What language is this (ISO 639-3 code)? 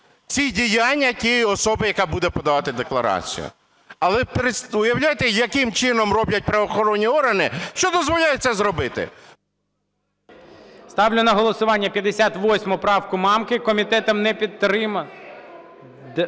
ukr